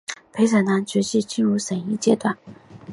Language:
Chinese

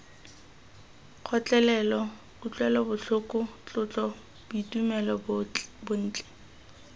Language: Tswana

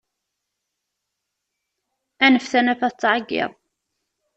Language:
Kabyle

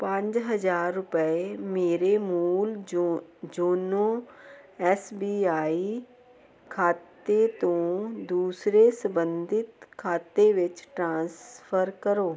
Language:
Punjabi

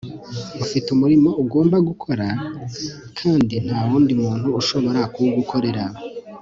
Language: Kinyarwanda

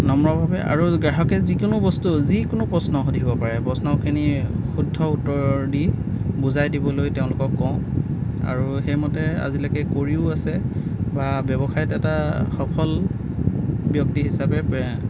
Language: Assamese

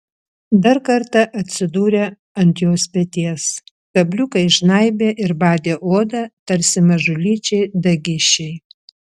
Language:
Lithuanian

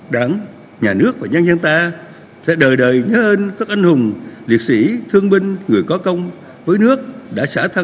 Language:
Vietnamese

